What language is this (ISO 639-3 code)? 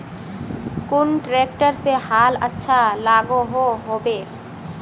mag